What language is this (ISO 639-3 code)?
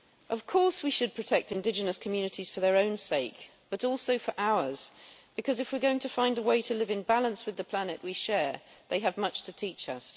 eng